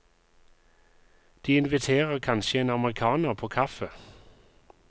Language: Norwegian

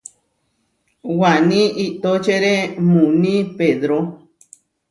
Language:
Huarijio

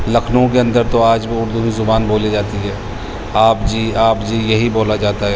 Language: Urdu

